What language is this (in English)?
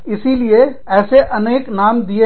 Hindi